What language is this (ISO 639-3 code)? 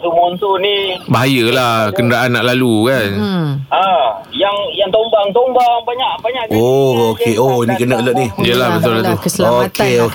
msa